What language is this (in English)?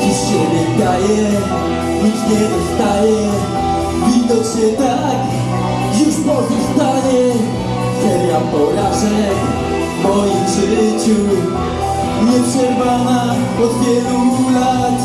Polish